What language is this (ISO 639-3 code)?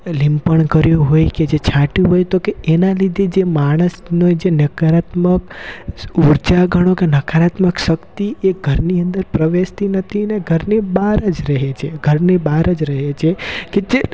guj